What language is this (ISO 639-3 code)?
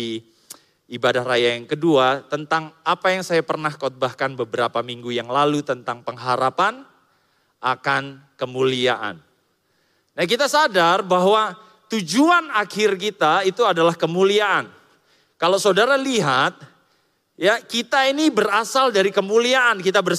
ind